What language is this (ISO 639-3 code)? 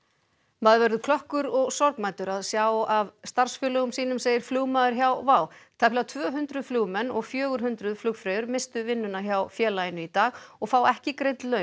isl